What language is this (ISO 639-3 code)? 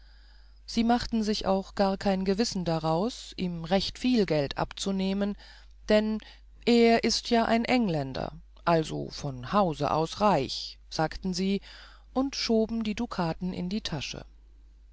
deu